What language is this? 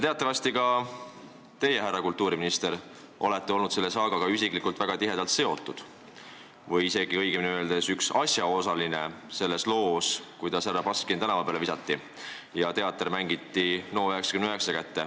Estonian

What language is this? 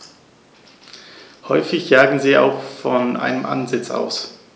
German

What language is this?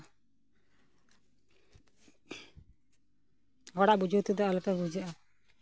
Santali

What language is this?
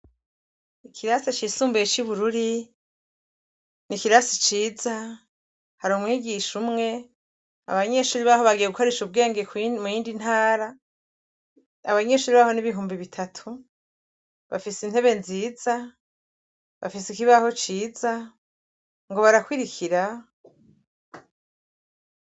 Rundi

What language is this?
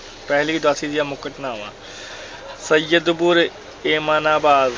Punjabi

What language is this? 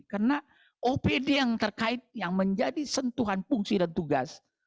Indonesian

